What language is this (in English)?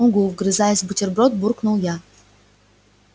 Russian